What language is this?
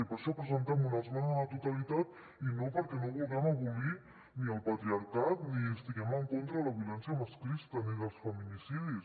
Catalan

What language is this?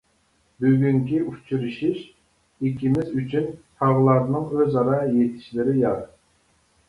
Uyghur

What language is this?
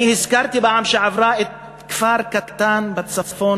Hebrew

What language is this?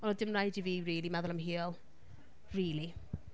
Welsh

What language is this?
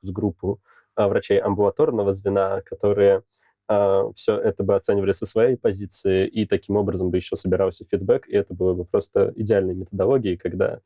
Russian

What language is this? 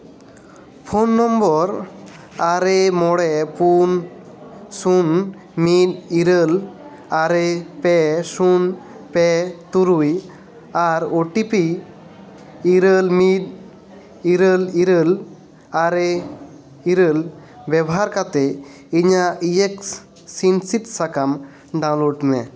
Santali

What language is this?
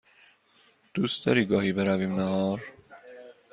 Persian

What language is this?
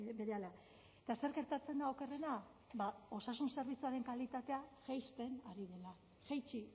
Basque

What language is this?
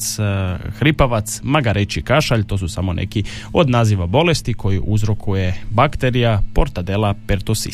Croatian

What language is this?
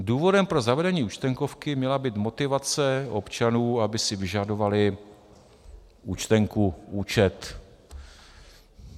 Czech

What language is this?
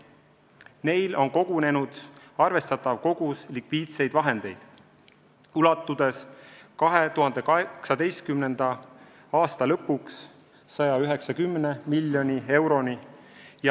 Estonian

